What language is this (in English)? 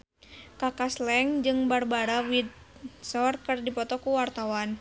Sundanese